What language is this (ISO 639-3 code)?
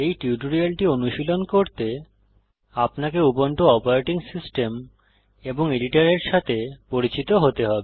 ben